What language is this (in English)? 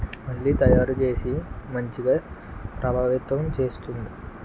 Telugu